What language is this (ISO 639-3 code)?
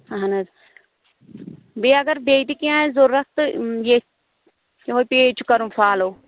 kas